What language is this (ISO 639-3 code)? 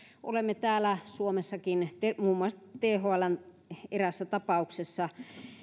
fin